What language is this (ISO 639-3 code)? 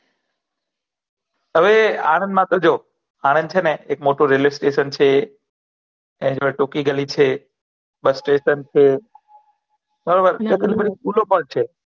guj